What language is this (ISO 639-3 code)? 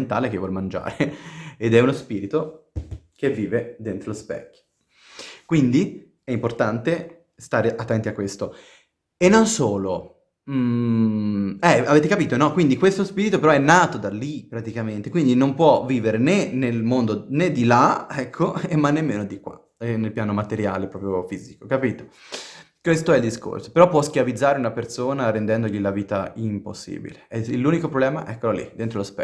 ita